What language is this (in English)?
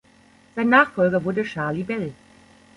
German